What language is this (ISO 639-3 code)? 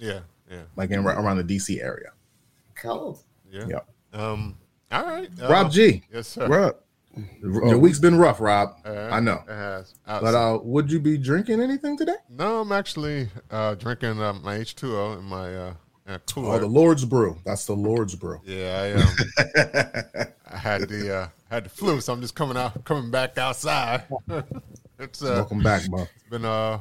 eng